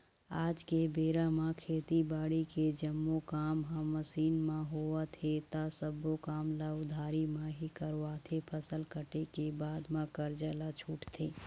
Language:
Chhattisgarhi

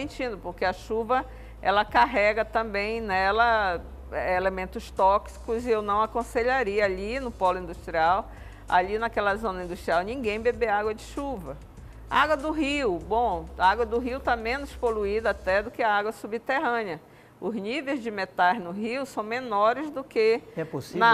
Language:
Portuguese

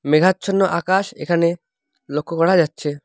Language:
Bangla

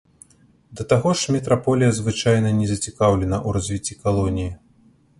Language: Belarusian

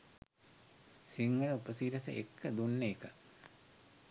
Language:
Sinhala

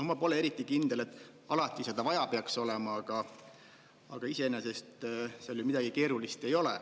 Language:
Estonian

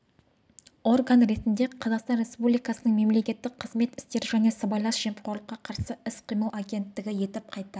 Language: Kazakh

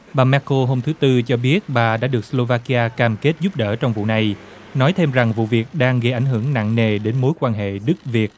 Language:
Vietnamese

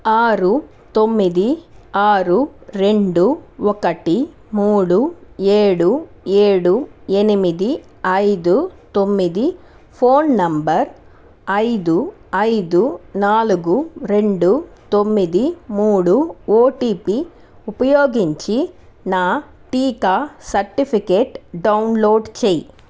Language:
Telugu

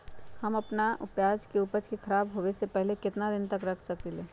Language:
Magahi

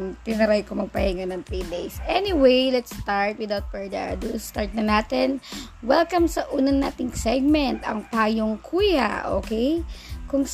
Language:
Filipino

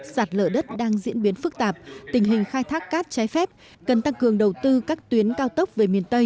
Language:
Vietnamese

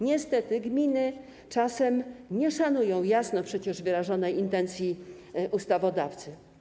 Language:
Polish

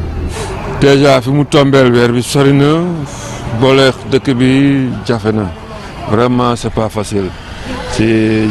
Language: French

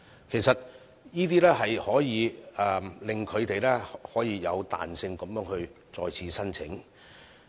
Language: Cantonese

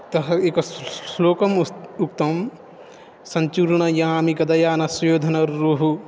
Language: Sanskrit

